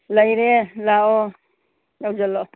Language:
Manipuri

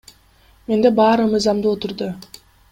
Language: Kyrgyz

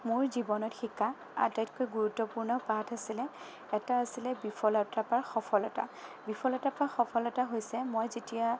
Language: Assamese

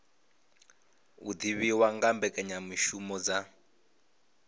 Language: Venda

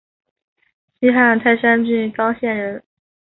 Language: Chinese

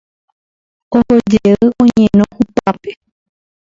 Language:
Guarani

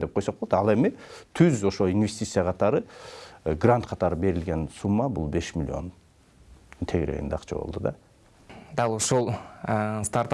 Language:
Turkish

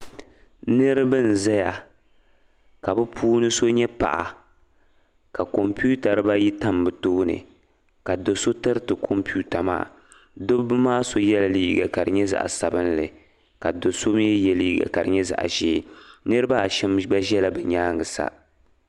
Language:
Dagbani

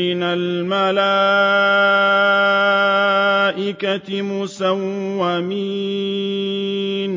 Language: Arabic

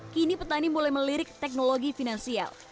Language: Indonesian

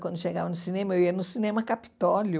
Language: Portuguese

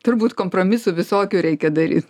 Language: Lithuanian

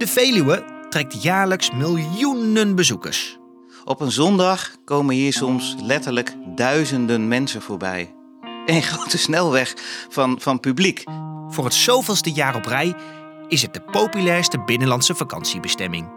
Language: Dutch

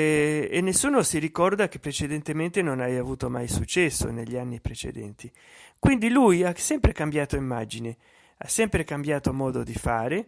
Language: Italian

